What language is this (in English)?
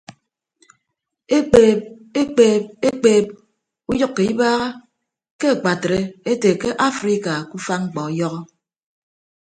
Ibibio